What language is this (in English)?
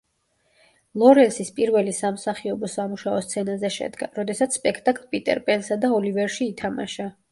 Georgian